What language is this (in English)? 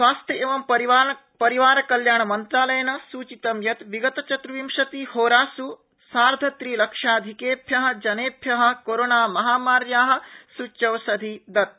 Sanskrit